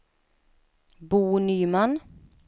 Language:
Swedish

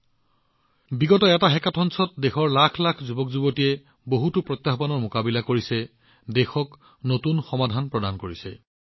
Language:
Assamese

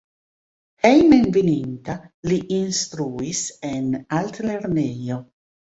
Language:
Esperanto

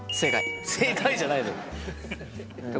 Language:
Japanese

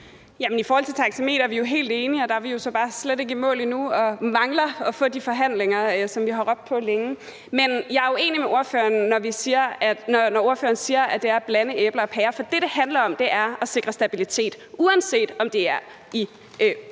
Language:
Danish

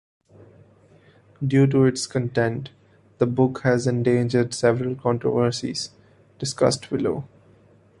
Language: English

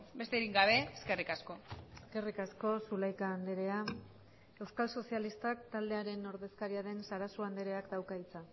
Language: Basque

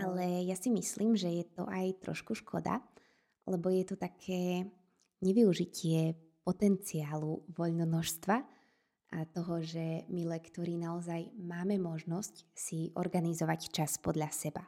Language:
Slovak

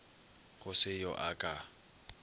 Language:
Northern Sotho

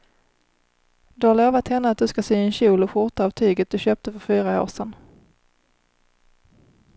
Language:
Swedish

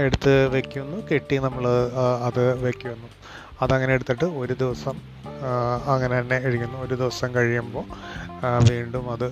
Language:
Malayalam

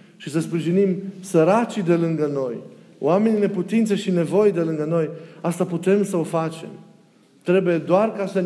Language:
Romanian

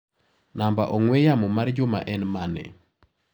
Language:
Luo (Kenya and Tanzania)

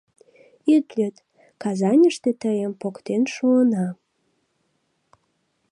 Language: Mari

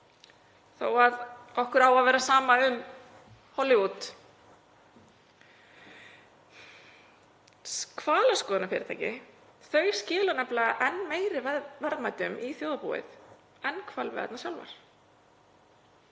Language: Icelandic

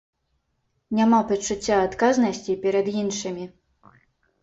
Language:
Belarusian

